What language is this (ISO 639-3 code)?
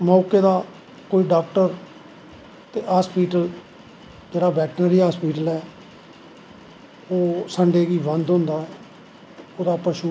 doi